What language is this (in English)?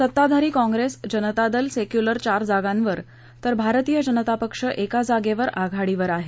Marathi